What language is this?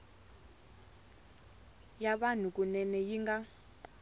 Tsonga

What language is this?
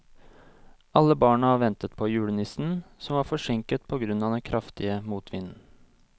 Norwegian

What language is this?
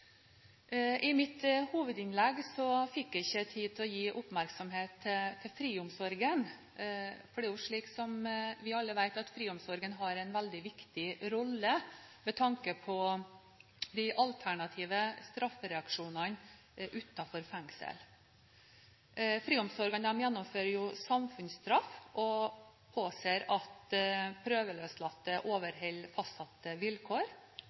Norwegian Bokmål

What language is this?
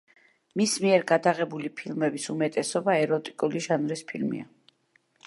Georgian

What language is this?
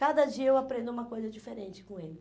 Portuguese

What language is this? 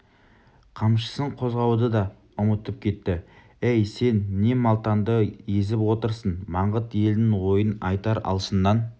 Kazakh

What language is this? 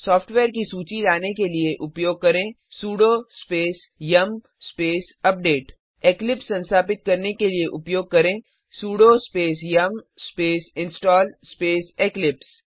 Hindi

